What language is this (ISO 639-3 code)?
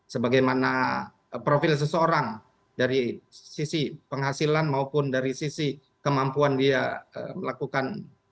ind